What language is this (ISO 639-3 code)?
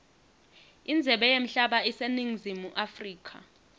ssw